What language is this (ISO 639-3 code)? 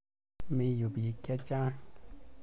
kln